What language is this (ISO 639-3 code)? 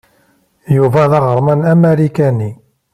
kab